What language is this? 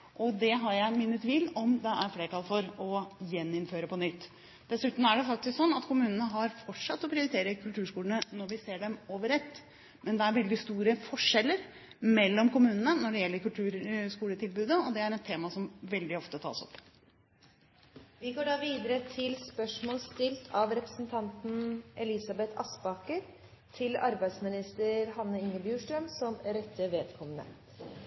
Norwegian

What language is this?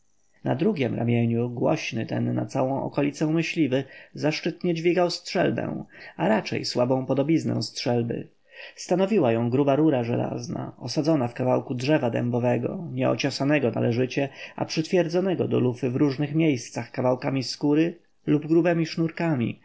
Polish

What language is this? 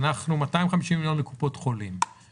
Hebrew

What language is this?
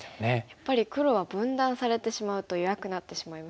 Japanese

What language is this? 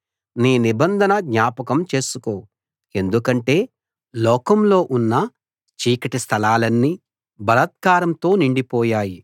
Telugu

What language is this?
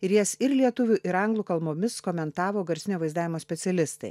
Lithuanian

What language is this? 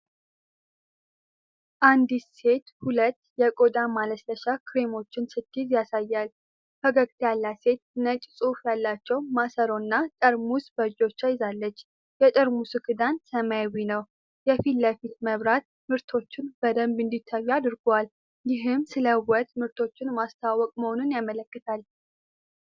Amharic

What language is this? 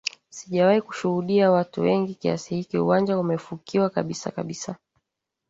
Swahili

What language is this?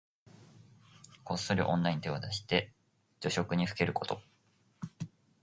Japanese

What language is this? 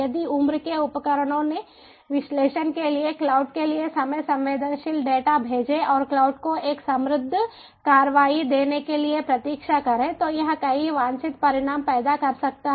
Hindi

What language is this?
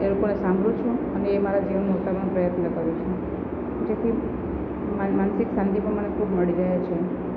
Gujarati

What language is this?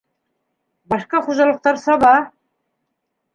Bashkir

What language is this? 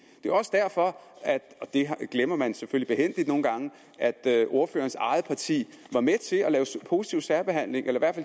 Danish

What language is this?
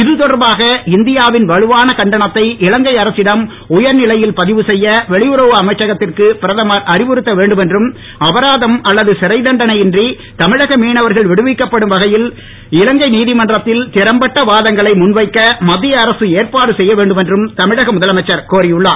Tamil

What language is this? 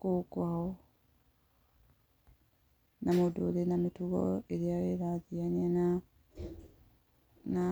Kikuyu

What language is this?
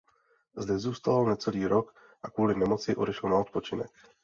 Czech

